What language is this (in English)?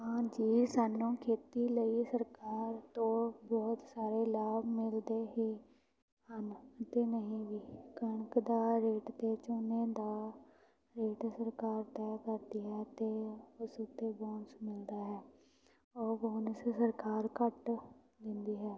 Punjabi